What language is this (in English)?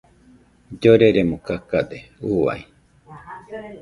Nüpode Huitoto